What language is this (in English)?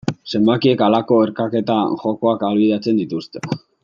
Basque